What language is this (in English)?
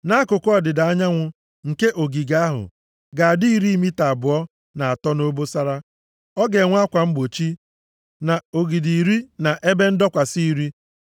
Igbo